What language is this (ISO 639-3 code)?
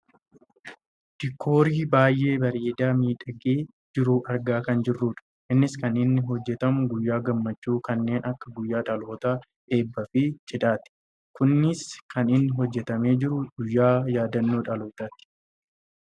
orm